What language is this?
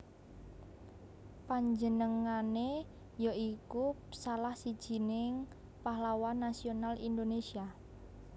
Javanese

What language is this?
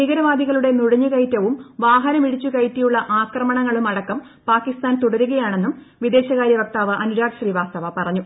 Malayalam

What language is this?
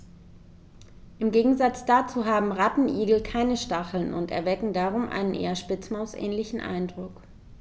German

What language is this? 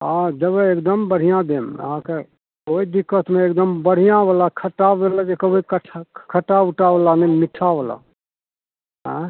Maithili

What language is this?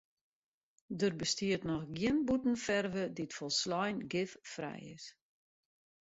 Western Frisian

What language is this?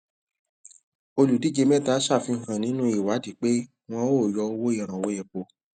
Yoruba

